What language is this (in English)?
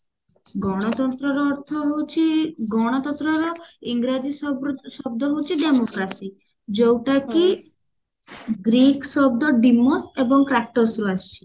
Odia